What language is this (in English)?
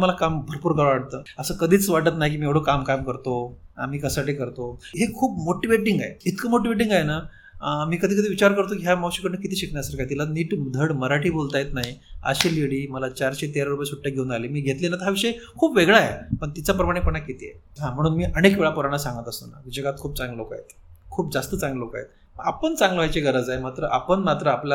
Marathi